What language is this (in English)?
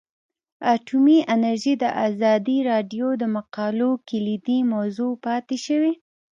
Pashto